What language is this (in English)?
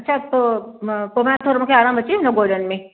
Sindhi